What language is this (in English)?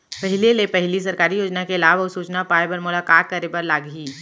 Chhattisgarhi